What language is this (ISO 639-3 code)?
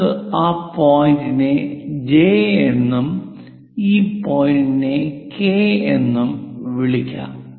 mal